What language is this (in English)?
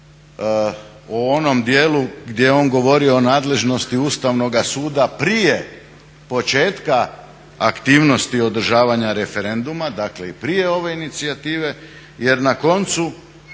Croatian